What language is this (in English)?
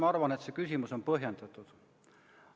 Estonian